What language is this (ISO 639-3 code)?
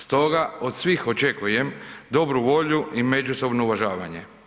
hrv